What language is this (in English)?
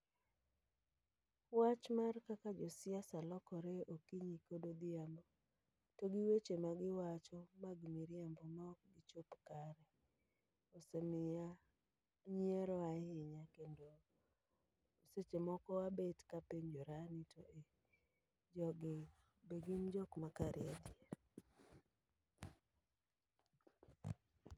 Luo (Kenya and Tanzania)